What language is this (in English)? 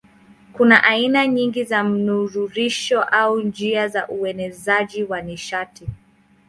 Swahili